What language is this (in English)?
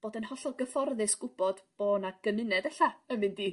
Welsh